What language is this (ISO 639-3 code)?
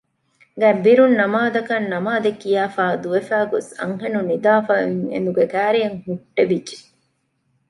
div